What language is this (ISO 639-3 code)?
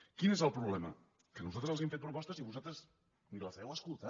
cat